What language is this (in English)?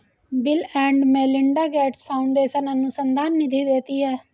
Hindi